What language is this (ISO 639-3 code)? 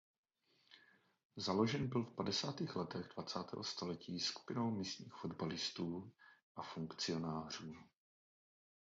ces